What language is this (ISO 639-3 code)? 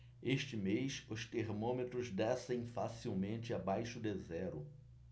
por